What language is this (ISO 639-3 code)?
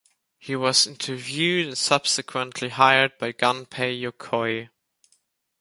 eng